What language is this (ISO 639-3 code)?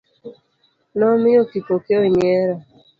luo